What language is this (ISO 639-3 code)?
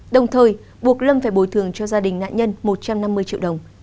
vie